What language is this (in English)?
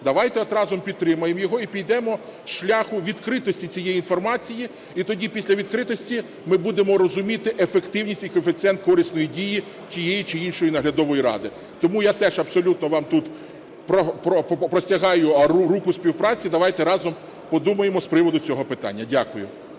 Ukrainian